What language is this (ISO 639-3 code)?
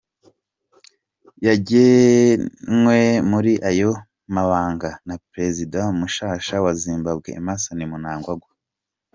kin